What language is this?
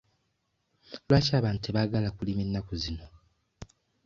Ganda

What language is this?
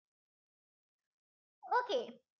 Malayalam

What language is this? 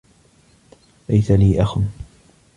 Arabic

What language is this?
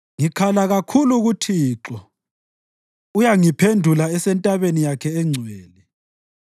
North Ndebele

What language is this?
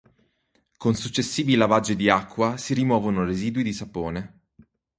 Italian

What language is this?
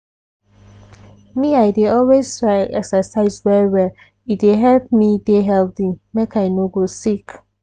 Nigerian Pidgin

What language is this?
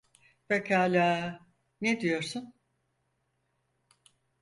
Turkish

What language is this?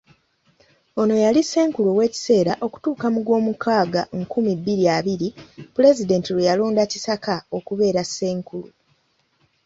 Ganda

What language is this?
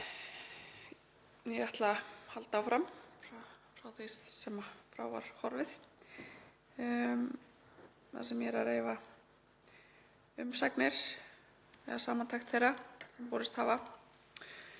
Icelandic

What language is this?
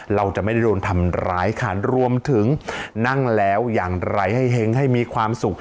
Thai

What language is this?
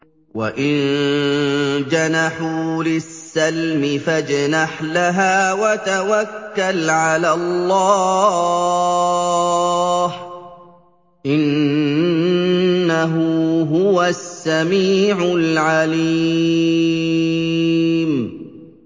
Arabic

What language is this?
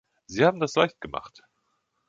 German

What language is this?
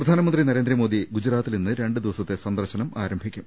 Malayalam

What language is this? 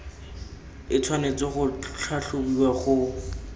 Tswana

